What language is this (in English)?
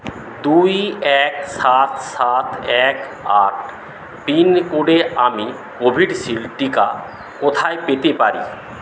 Bangla